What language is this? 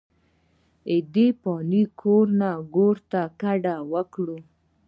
Pashto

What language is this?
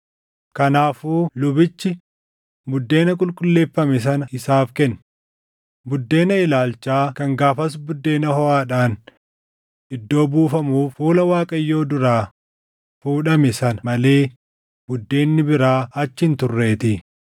Oromo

